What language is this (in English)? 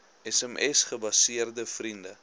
Afrikaans